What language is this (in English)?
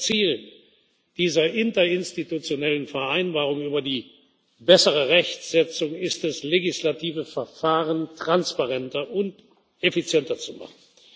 German